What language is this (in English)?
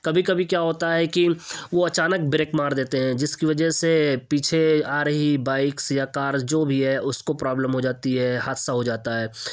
Urdu